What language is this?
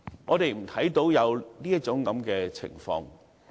Cantonese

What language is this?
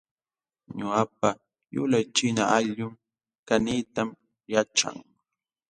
Jauja Wanca Quechua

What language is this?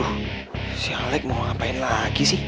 Indonesian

